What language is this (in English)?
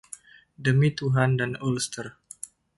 Indonesian